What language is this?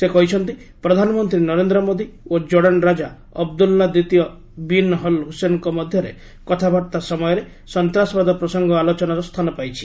Odia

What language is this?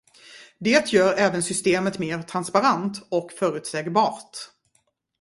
Swedish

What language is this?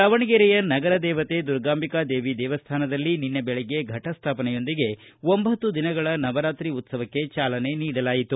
Kannada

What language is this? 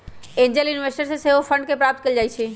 Magahi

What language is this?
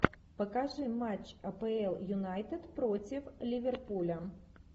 Russian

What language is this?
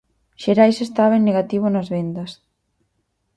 Galician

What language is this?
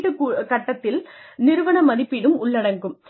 Tamil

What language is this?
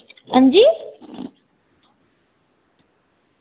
Dogri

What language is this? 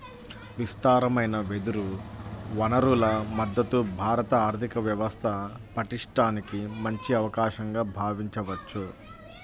Telugu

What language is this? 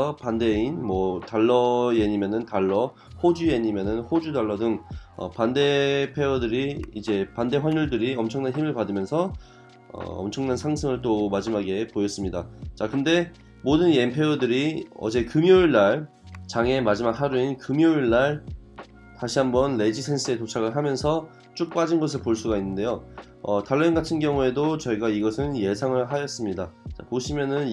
Korean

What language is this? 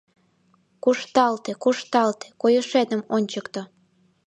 Mari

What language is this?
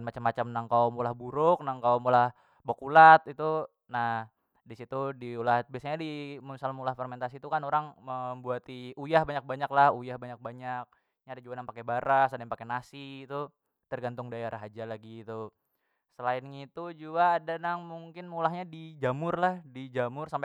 Banjar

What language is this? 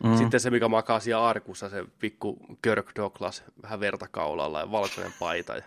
Finnish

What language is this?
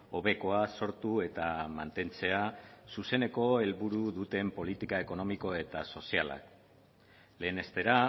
Basque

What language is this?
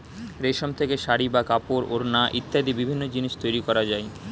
Bangla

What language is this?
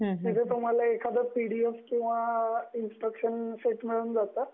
Marathi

